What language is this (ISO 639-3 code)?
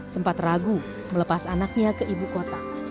ind